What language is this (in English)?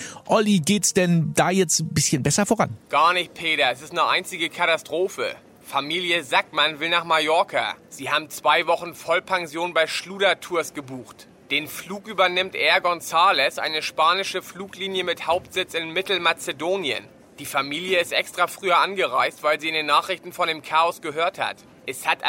German